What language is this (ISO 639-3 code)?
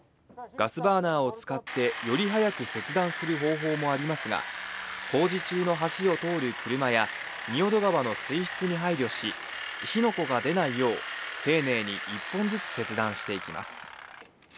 jpn